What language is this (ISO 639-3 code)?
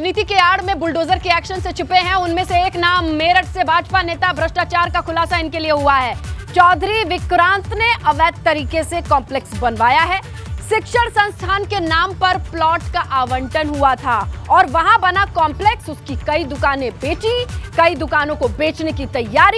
hin